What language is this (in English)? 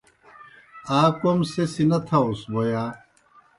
Kohistani Shina